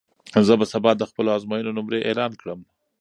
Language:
Pashto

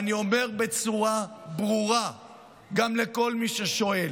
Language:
Hebrew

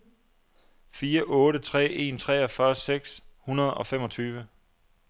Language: Danish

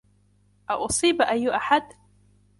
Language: Arabic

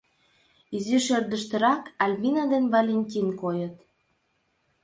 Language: Mari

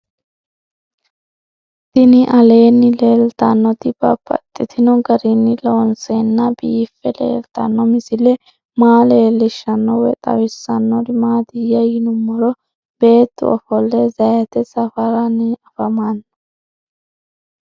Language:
Sidamo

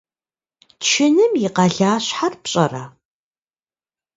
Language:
Kabardian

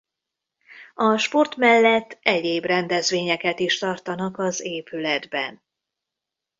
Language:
Hungarian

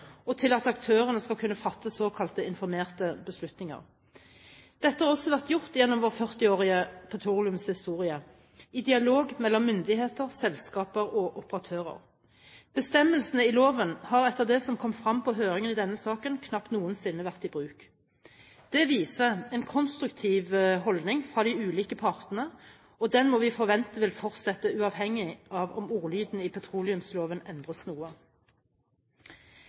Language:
Norwegian Bokmål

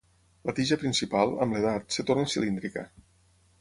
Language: Catalan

